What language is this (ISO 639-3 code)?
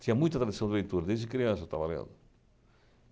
por